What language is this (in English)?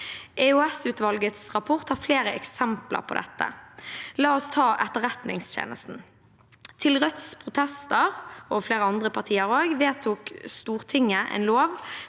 Norwegian